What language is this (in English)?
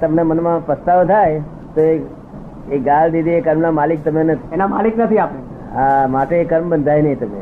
Gujarati